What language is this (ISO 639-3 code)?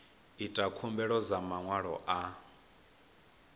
ven